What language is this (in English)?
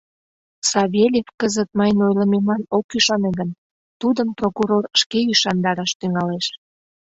Mari